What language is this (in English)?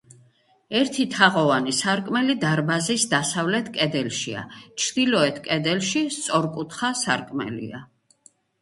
Georgian